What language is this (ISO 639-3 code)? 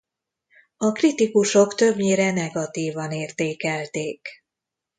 hun